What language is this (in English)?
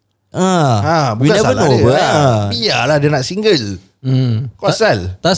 Malay